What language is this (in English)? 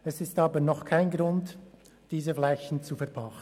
Swiss German